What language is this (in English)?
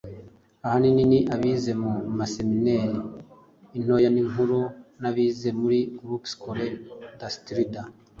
Kinyarwanda